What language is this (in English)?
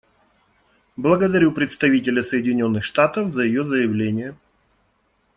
Russian